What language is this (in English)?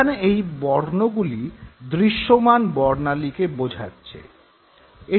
Bangla